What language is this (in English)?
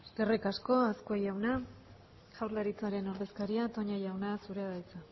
Basque